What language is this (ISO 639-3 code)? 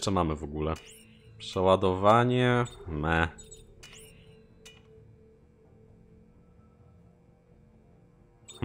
pol